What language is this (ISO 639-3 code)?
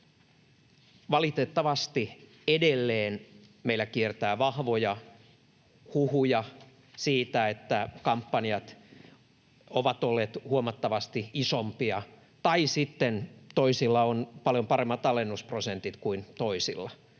fin